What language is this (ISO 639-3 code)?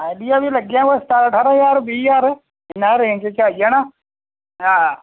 doi